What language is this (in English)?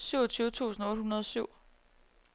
Danish